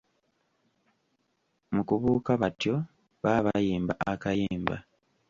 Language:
Ganda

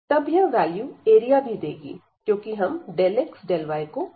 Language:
Hindi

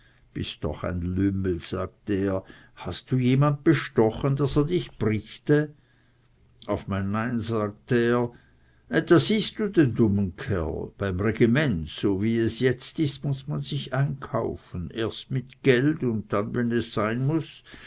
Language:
German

